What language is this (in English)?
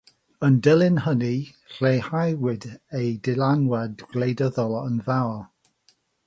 Welsh